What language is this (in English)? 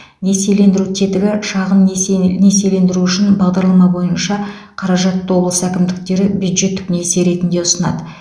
Kazakh